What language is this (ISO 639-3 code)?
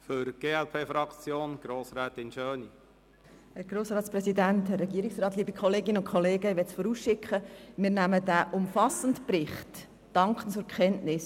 gsw